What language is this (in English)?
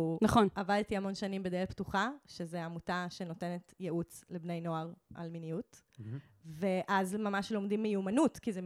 Hebrew